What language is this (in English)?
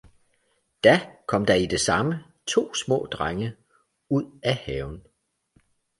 Danish